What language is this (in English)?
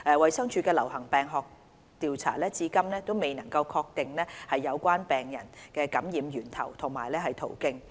Cantonese